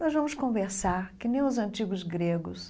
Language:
Portuguese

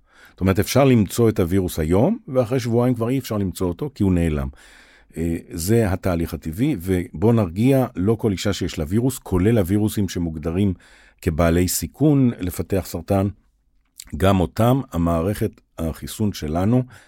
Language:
Hebrew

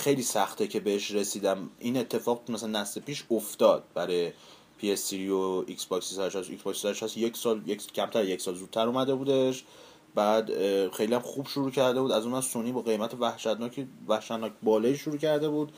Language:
Persian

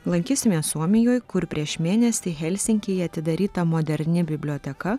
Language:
Lithuanian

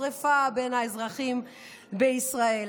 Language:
Hebrew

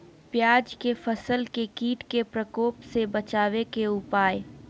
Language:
Magahi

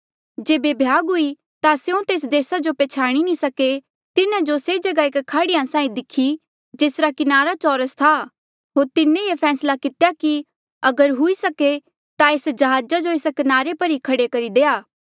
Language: Mandeali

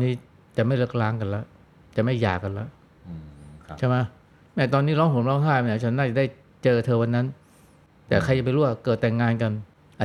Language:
Thai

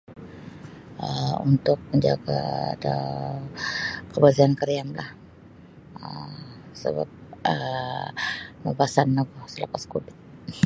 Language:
Sabah Bisaya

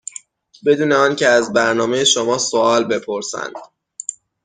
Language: Persian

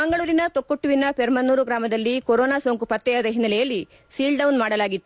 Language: Kannada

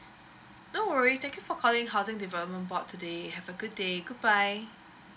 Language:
English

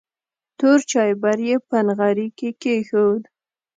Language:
Pashto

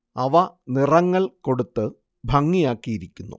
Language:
Malayalam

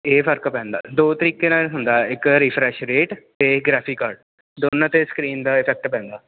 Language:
Punjabi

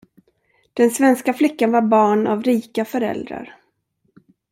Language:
Swedish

